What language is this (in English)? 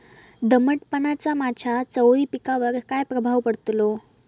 Marathi